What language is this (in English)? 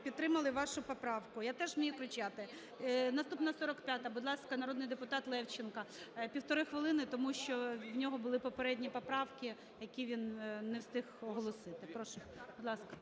Ukrainian